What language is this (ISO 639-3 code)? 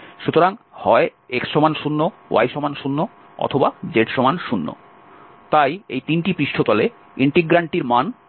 ben